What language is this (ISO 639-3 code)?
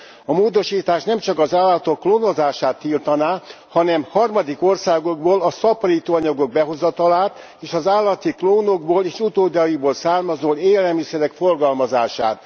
hun